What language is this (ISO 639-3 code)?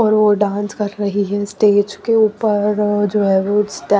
hin